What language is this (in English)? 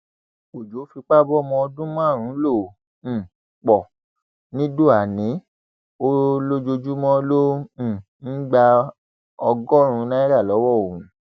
Yoruba